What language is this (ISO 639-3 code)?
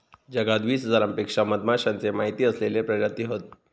mar